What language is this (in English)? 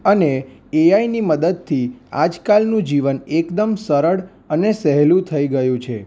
Gujarati